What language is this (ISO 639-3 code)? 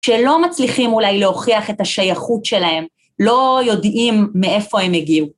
heb